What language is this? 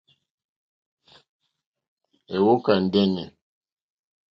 Mokpwe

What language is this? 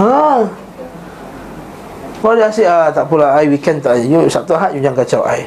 Malay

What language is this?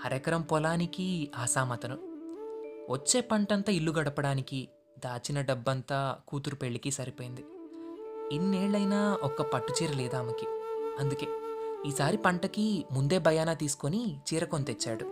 Telugu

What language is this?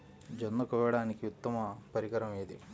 Telugu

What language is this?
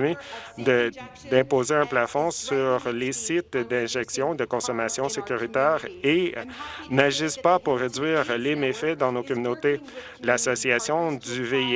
French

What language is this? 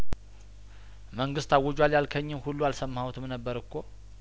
Amharic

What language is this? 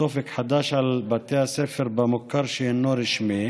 Hebrew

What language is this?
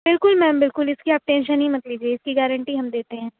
Urdu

